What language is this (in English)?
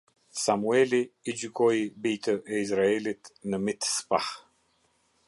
Albanian